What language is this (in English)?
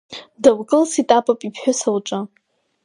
Abkhazian